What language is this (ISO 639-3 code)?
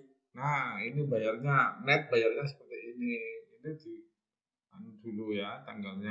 ind